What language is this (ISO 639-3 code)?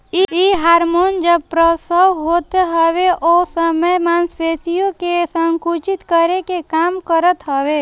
bho